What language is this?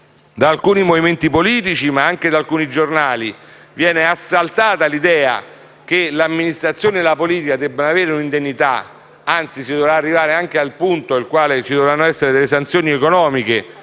Italian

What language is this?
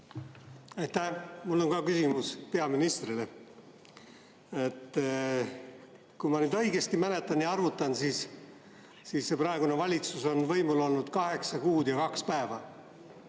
Estonian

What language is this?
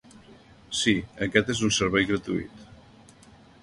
Catalan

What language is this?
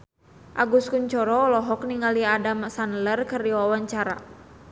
Sundanese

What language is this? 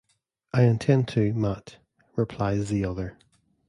English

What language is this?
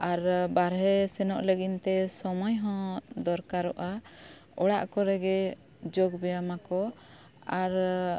Santali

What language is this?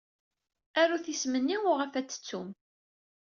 Kabyle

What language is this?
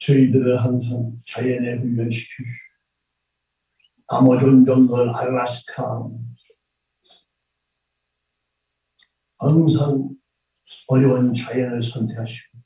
Korean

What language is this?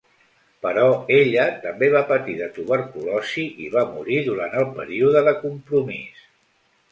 Catalan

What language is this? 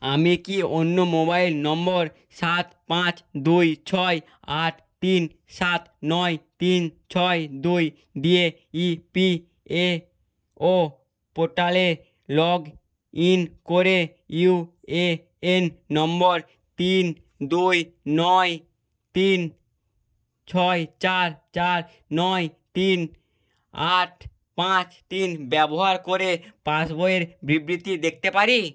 Bangla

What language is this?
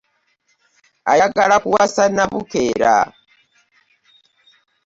Ganda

